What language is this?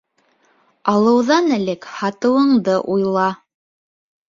Bashkir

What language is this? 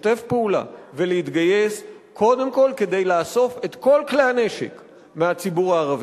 Hebrew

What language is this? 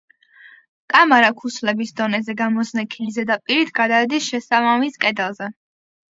Georgian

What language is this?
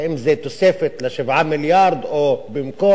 Hebrew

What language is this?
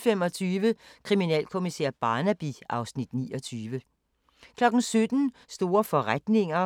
Danish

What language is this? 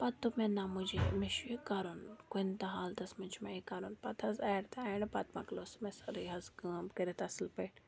Kashmiri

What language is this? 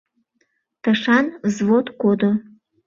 Mari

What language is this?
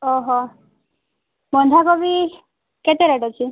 Odia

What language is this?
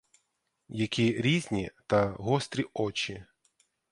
Ukrainian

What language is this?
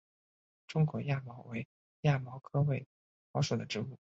Chinese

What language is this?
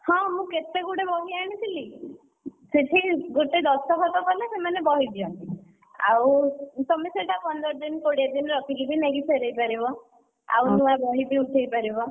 Odia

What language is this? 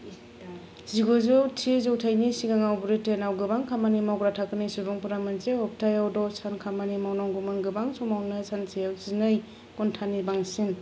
Bodo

